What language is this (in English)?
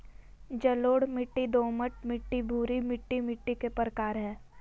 Magahi